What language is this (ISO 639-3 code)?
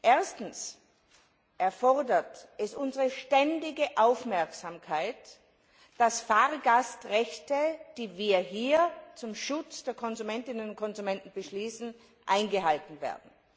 deu